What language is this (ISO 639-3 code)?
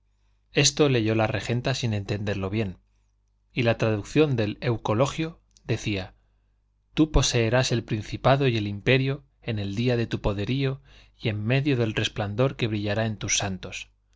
spa